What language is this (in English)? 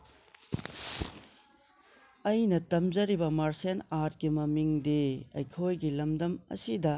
Manipuri